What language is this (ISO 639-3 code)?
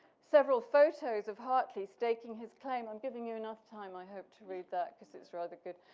eng